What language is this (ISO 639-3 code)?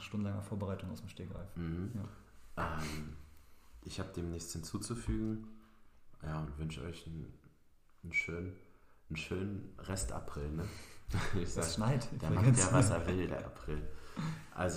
deu